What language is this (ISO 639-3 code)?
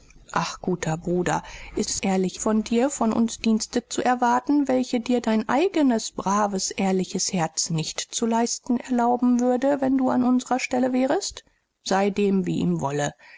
deu